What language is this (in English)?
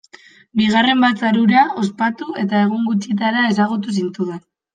Basque